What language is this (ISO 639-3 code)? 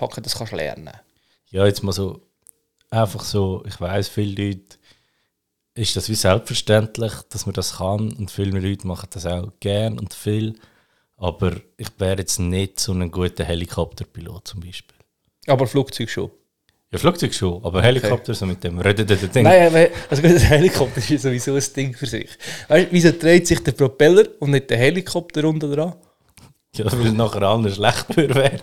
deu